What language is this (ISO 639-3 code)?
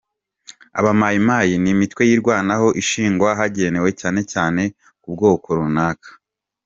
kin